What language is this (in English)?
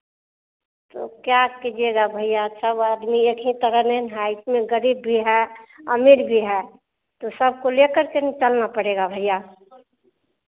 Hindi